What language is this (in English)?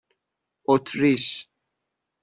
Persian